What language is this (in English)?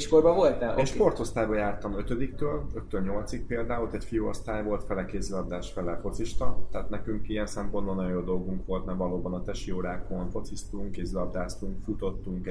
Hungarian